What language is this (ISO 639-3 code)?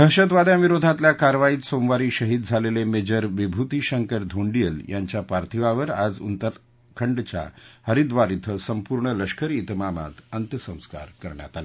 mar